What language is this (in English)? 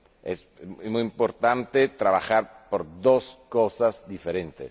Spanish